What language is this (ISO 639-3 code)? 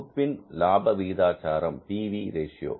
tam